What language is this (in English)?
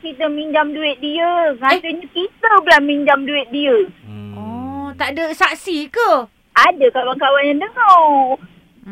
Malay